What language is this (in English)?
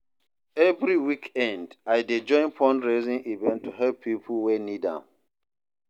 Nigerian Pidgin